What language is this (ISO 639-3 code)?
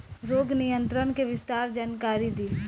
bho